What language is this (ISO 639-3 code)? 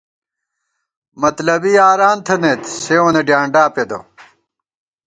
gwt